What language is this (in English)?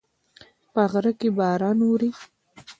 Pashto